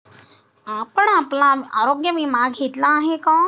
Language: Marathi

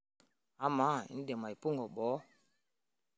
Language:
Masai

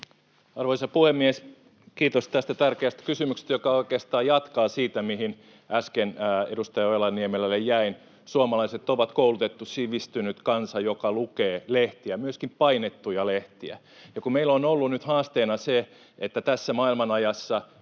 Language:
Finnish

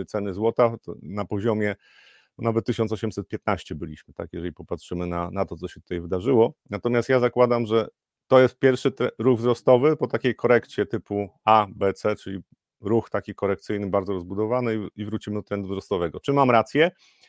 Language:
Polish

